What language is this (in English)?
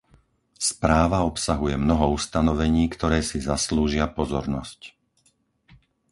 Slovak